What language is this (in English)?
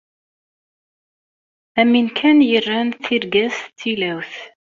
Kabyle